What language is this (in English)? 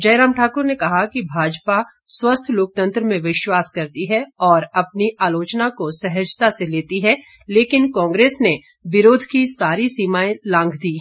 Hindi